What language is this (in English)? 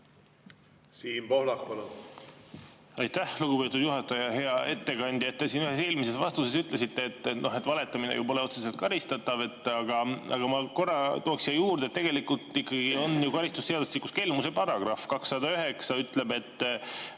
Estonian